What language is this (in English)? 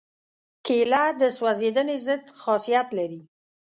Pashto